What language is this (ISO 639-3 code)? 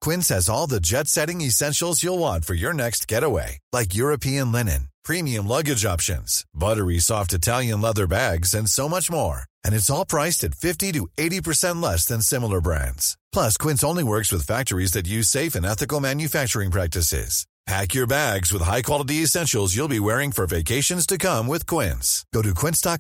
swe